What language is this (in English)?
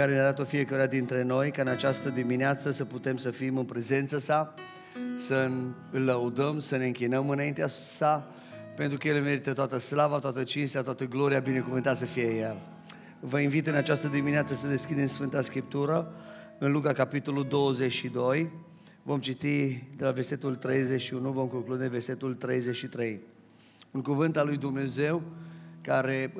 Romanian